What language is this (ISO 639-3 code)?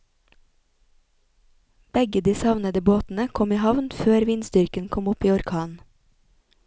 nor